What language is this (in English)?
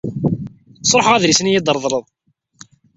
Kabyle